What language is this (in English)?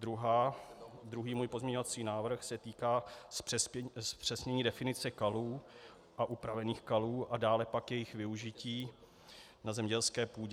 Czech